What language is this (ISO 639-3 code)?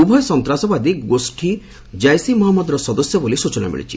ori